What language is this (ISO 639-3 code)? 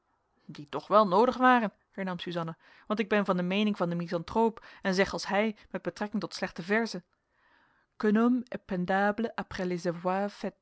nld